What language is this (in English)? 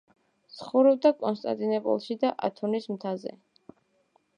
Georgian